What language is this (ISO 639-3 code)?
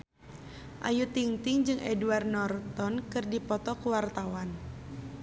sun